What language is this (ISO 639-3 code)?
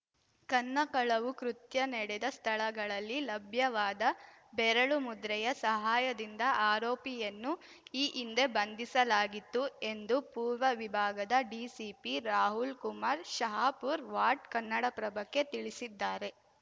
kan